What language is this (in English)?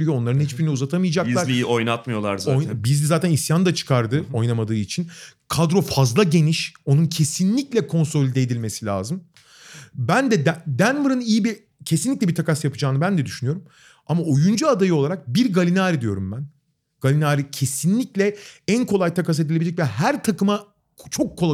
Turkish